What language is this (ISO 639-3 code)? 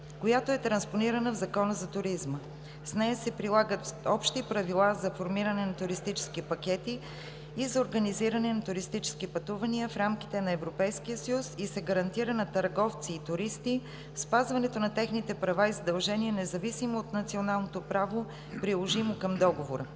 bul